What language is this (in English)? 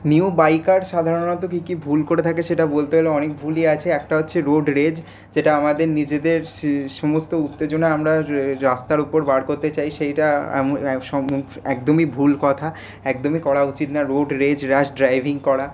Bangla